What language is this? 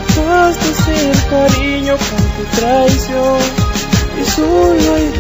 Arabic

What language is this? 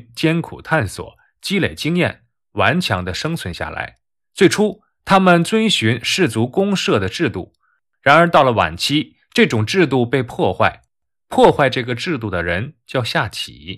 Chinese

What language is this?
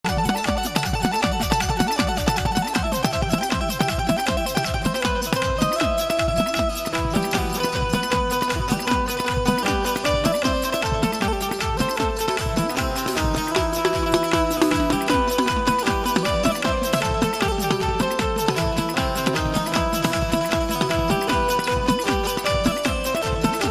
Gujarati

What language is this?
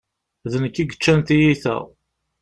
Kabyle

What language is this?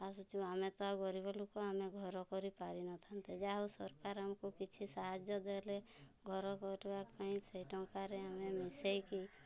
Odia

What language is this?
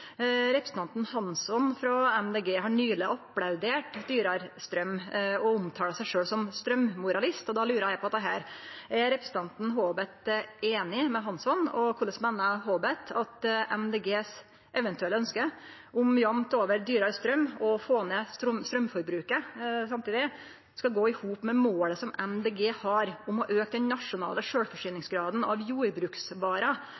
Norwegian Nynorsk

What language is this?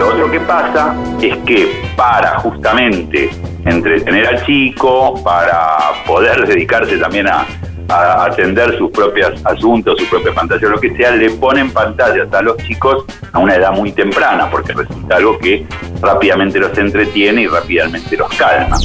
Spanish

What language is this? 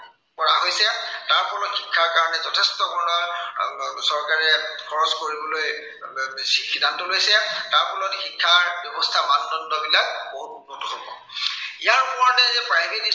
Assamese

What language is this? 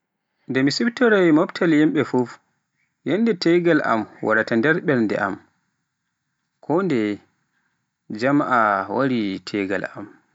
Pular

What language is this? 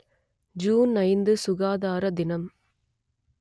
Tamil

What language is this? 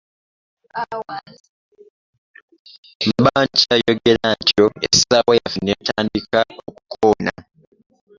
Ganda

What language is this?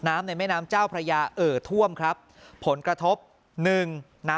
Thai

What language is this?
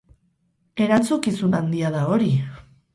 Basque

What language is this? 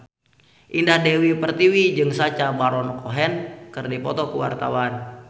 Sundanese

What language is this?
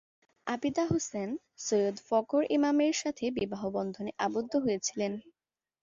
Bangla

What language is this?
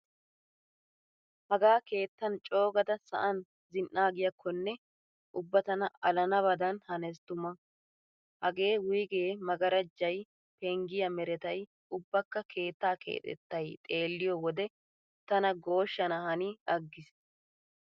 Wolaytta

